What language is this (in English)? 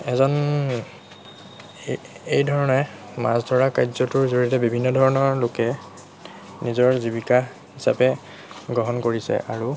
Assamese